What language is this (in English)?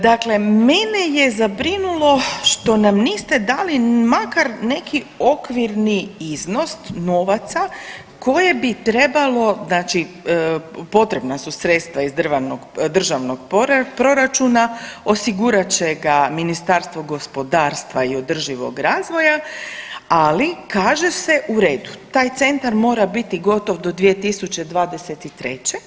Croatian